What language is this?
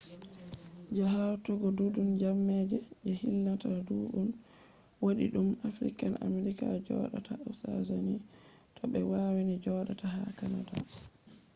Fula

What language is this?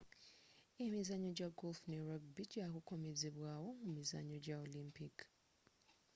Ganda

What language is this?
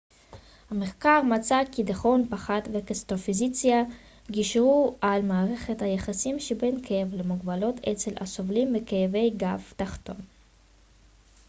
Hebrew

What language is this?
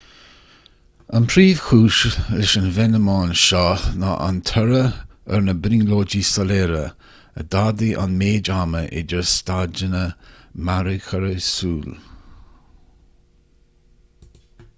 Irish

